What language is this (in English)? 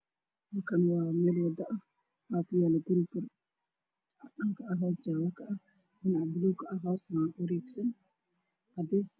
Somali